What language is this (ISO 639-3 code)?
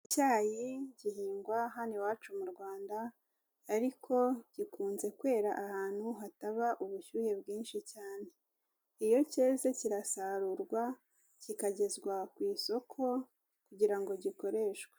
kin